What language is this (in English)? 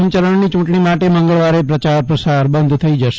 Gujarati